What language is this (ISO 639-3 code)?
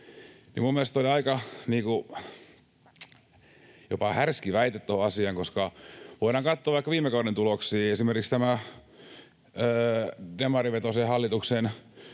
fin